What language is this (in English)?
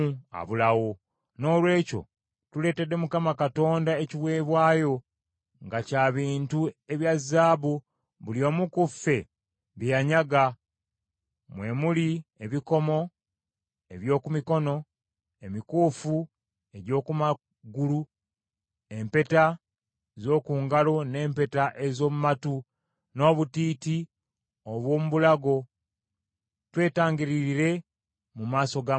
Ganda